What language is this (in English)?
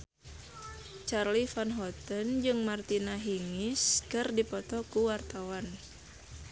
Sundanese